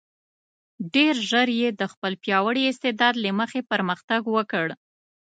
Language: Pashto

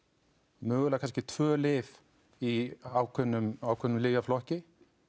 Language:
Icelandic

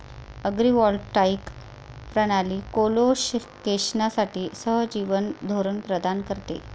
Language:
Marathi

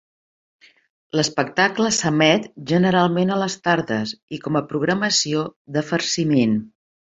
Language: Catalan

